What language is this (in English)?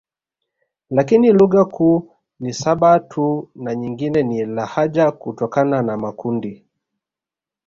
Swahili